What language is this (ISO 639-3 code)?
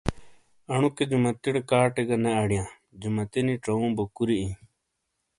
scl